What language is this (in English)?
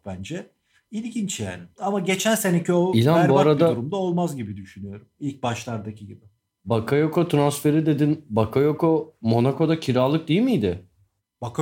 Turkish